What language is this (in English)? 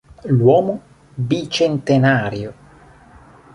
Italian